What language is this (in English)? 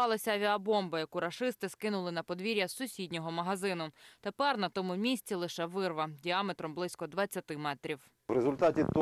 Ukrainian